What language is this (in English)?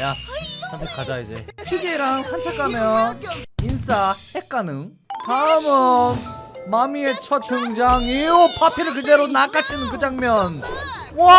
Korean